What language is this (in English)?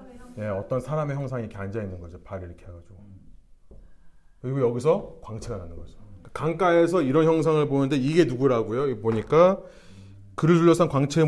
Korean